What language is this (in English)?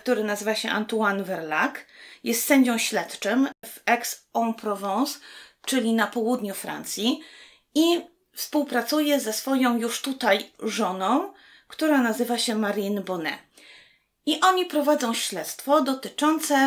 Polish